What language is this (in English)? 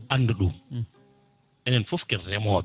Fula